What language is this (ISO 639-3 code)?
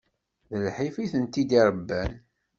kab